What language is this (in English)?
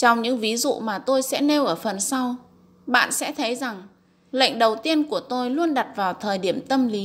Vietnamese